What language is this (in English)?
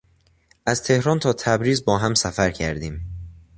Persian